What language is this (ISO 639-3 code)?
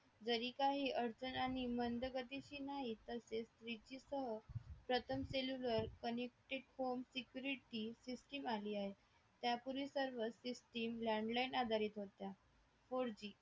mar